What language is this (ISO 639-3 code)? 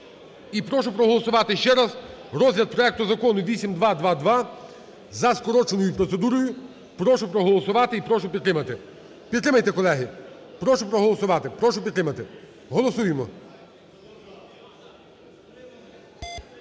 ukr